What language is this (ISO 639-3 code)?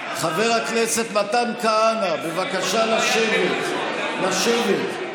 heb